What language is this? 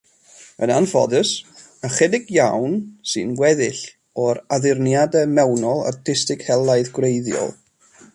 Welsh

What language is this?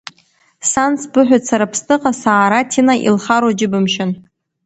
Abkhazian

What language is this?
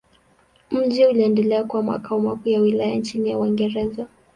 Swahili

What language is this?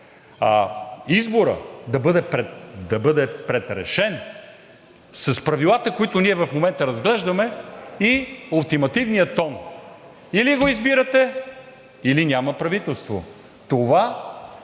Bulgarian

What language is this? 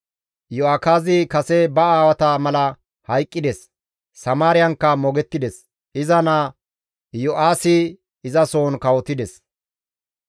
Gamo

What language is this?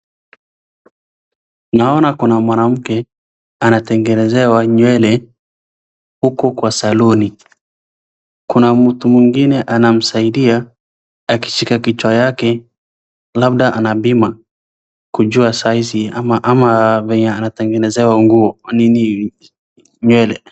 Swahili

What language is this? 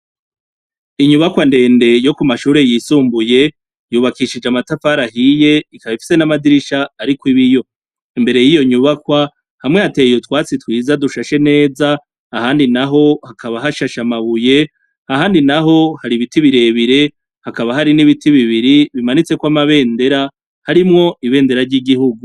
Rundi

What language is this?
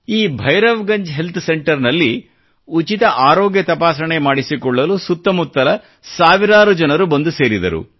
Kannada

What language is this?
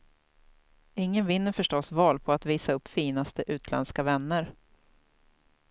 Swedish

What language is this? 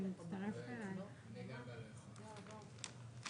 Hebrew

